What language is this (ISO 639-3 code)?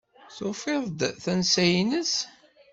kab